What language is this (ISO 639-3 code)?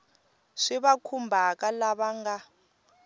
tso